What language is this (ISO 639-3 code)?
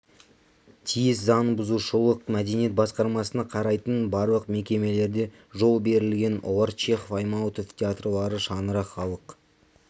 kaz